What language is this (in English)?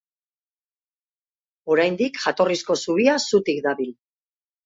Basque